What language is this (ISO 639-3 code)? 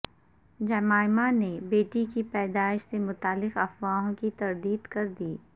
urd